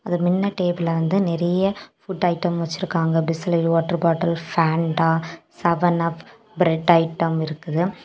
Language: Tamil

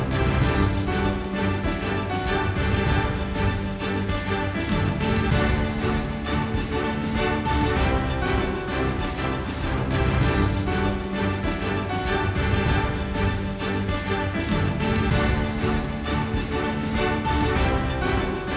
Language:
Indonesian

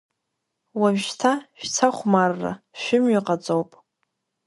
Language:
Abkhazian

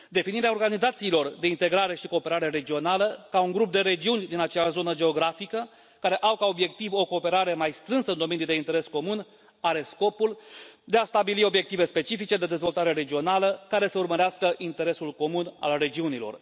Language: Romanian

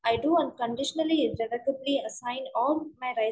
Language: Malayalam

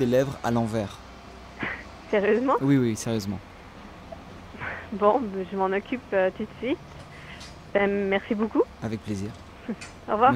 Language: French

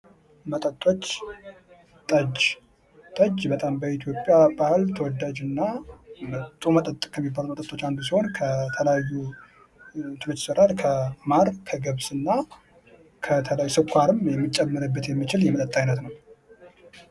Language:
Amharic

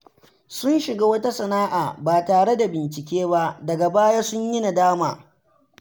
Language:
Hausa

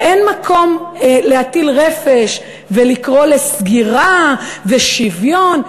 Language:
Hebrew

